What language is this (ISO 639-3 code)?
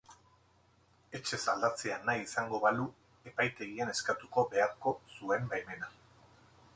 eus